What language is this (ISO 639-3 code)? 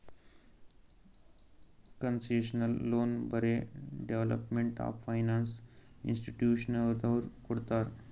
kan